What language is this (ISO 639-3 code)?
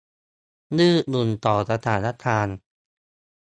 tha